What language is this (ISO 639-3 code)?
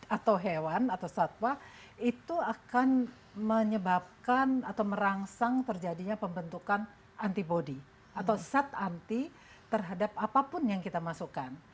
ind